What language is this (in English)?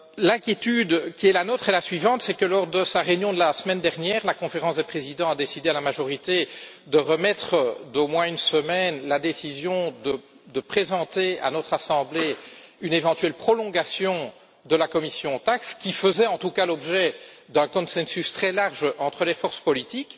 French